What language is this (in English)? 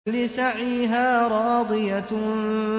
Arabic